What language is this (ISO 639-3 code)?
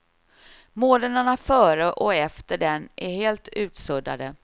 swe